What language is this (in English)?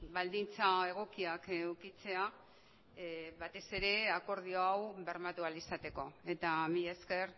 Basque